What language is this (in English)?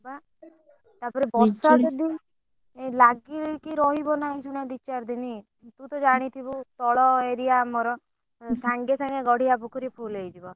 Odia